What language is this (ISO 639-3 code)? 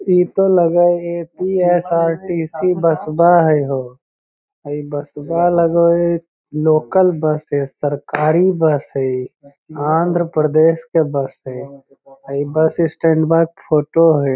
mag